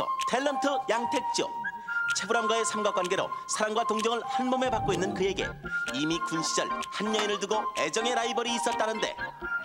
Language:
Korean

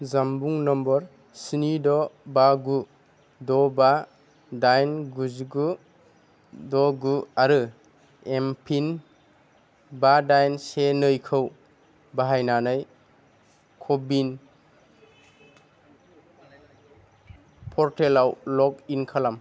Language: Bodo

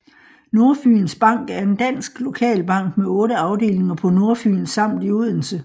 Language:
Danish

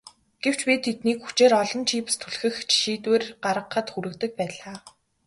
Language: Mongolian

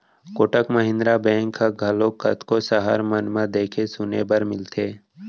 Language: Chhattisgarhi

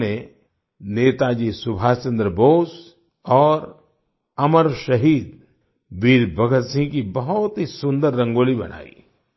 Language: Hindi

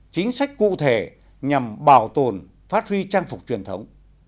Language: Vietnamese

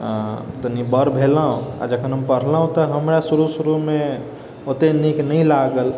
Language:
Maithili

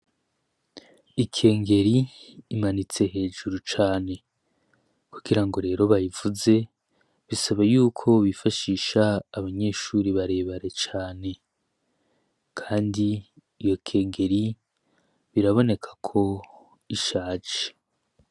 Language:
Rundi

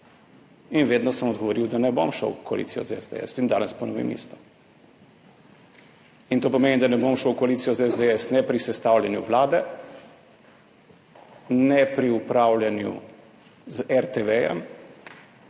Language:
Slovenian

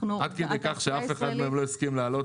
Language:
Hebrew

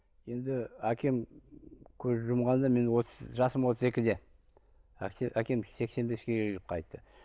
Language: Kazakh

